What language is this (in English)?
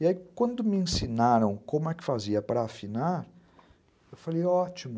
Portuguese